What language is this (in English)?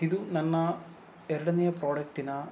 Kannada